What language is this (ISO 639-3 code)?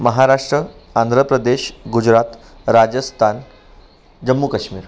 mar